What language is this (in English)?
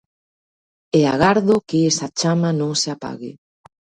Galician